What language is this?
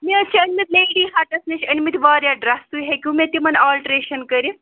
Kashmiri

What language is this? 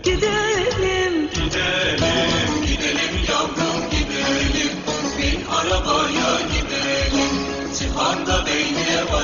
Turkish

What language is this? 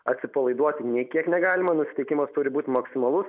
Lithuanian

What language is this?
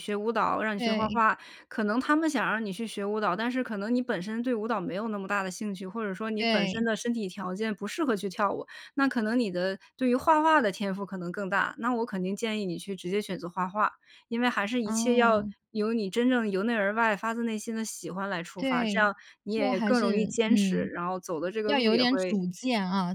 Chinese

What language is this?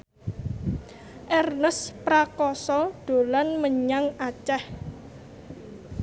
Javanese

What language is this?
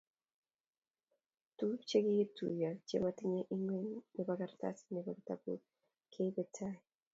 Kalenjin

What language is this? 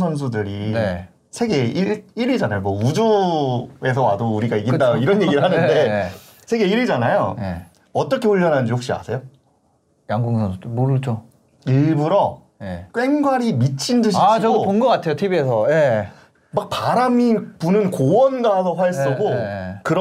Korean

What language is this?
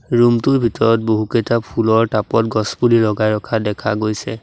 Assamese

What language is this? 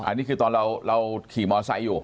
Thai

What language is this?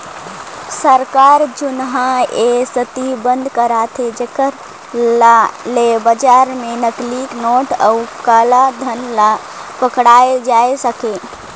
Chhattisgarhi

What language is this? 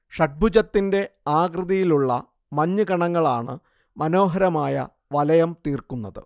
Malayalam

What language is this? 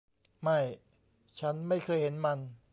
Thai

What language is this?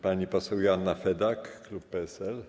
Polish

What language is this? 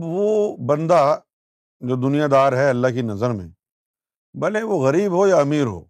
Urdu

